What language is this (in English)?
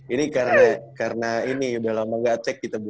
Indonesian